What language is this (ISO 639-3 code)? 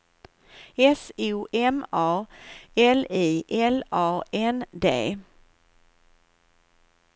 swe